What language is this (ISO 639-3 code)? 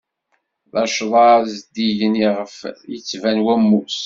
kab